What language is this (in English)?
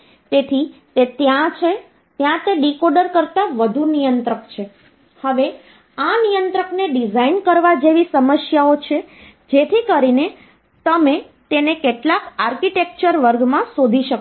Gujarati